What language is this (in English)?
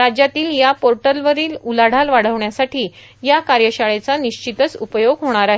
Marathi